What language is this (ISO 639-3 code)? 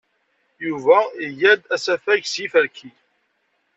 kab